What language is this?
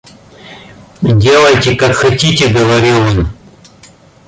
Russian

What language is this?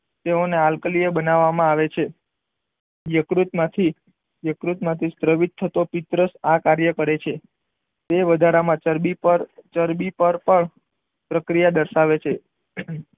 Gujarati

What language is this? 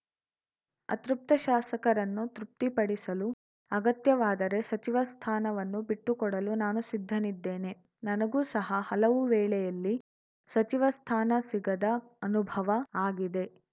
Kannada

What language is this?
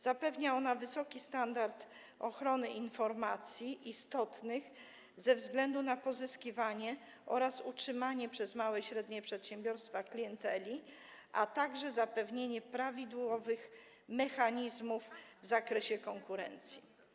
Polish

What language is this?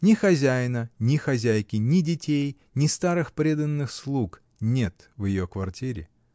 Russian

